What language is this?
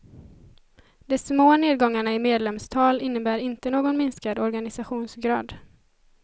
Swedish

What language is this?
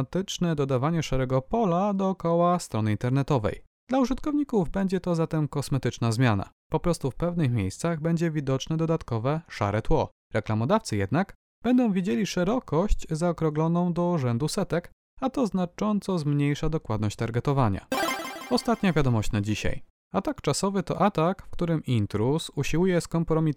Polish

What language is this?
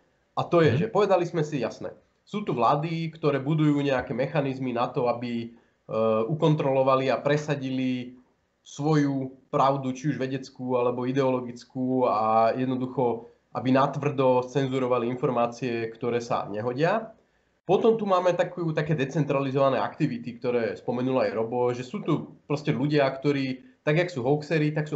Slovak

